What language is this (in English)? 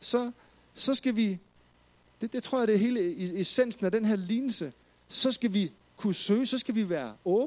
Danish